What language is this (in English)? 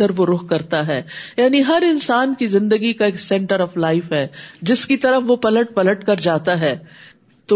Urdu